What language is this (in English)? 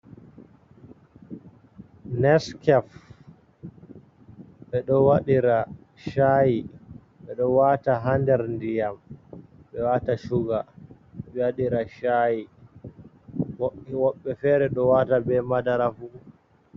Fula